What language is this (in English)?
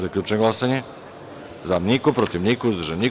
Serbian